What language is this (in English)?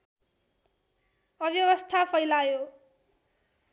Nepali